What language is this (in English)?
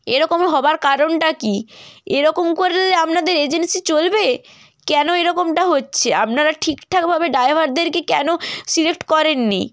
Bangla